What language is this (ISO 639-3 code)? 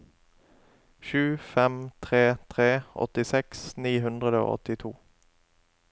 nor